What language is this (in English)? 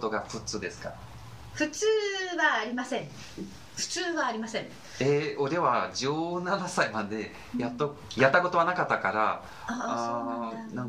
Japanese